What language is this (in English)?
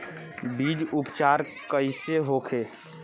Bhojpuri